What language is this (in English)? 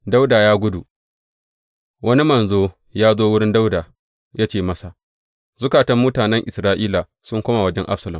Hausa